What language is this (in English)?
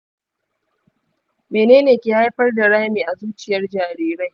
Hausa